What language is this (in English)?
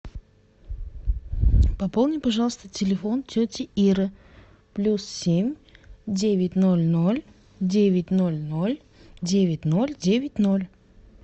Russian